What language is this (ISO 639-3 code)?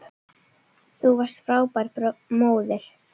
isl